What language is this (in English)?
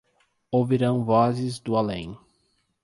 Portuguese